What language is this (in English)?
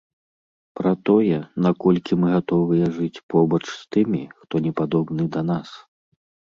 Belarusian